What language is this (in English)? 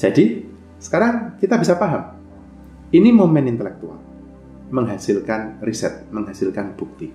Indonesian